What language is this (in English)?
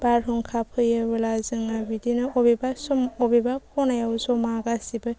Bodo